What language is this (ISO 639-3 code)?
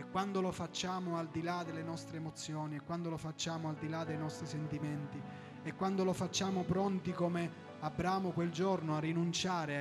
ita